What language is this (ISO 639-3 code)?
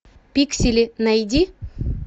rus